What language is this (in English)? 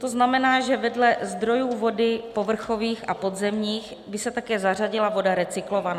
Czech